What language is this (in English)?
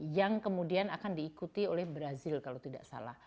Indonesian